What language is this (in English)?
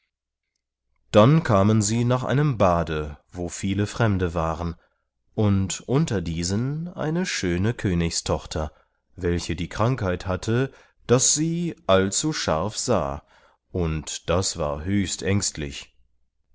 German